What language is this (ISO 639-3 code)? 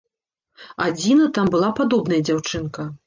bel